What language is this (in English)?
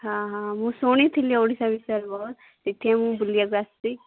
Odia